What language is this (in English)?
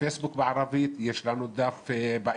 Hebrew